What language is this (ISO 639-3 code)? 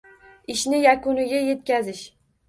uzb